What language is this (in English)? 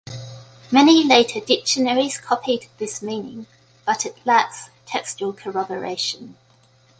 English